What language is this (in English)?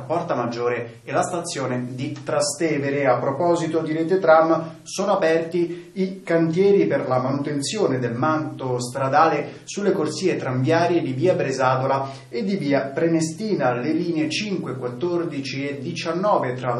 Italian